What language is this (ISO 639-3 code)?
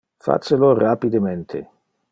ina